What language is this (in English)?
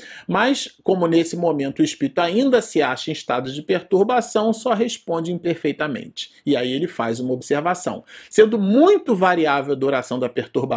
Portuguese